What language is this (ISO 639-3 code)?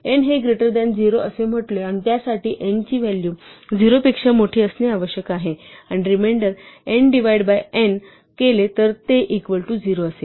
mar